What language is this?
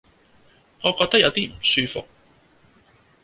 Cantonese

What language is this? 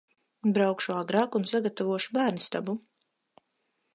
Latvian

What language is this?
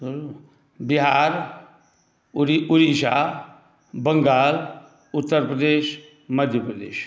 Maithili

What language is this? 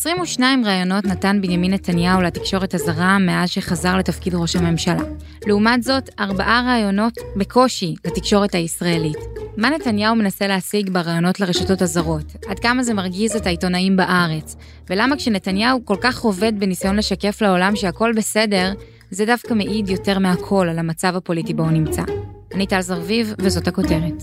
Hebrew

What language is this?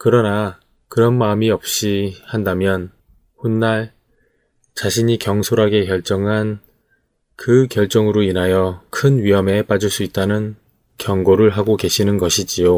Korean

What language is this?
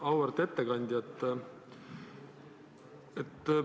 Estonian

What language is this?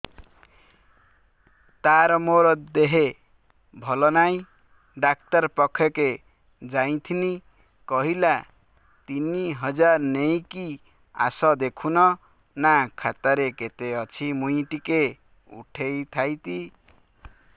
Odia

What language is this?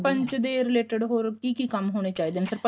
Punjabi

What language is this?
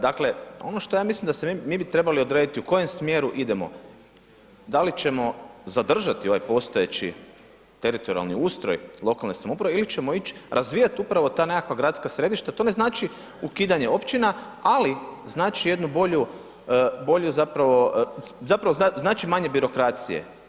Croatian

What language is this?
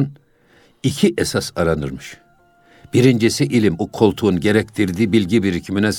Turkish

